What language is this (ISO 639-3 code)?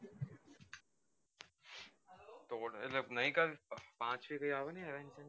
guj